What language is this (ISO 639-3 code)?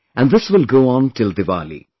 eng